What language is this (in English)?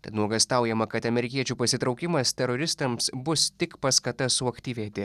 Lithuanian